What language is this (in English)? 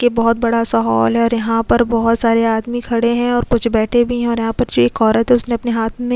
Hindi